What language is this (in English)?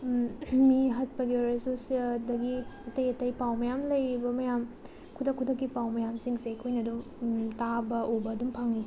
Manipuri